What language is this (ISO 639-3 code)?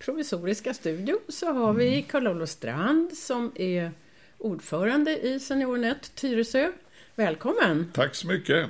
swe